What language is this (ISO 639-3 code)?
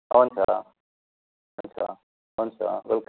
nep